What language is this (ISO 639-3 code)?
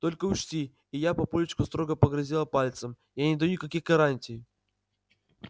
rus